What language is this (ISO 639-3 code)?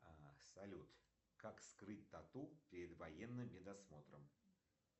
rus